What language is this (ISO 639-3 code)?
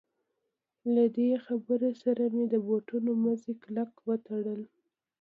pus